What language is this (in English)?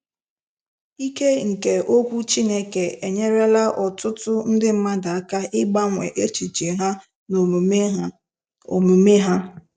Igbo